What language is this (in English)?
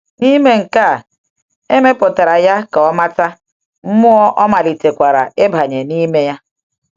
Igbo